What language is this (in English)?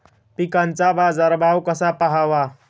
Marathi